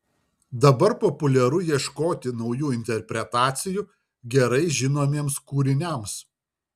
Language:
Lithuanian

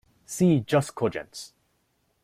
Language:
English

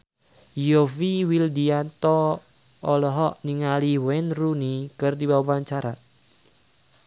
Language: Sundanese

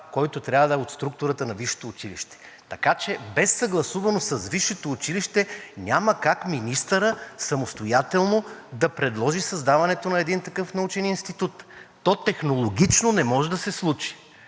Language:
Bulgarian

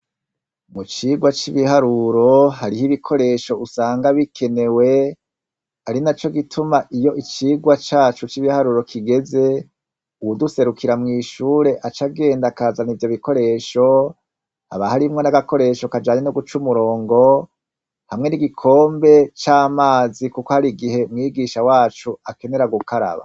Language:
Rundi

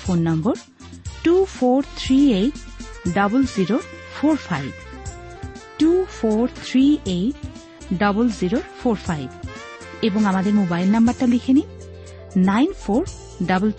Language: Bangla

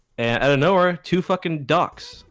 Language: English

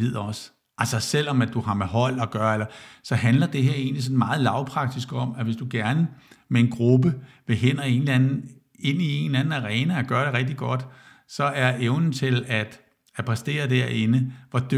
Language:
Danish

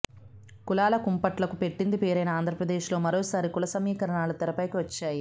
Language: Telugu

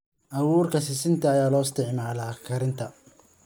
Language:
Somali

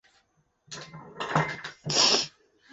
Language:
Chinese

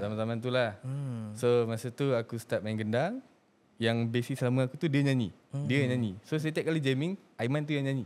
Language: Malay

